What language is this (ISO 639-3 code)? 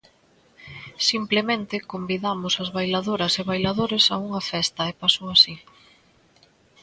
glg